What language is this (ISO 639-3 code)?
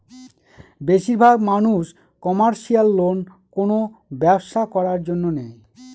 ben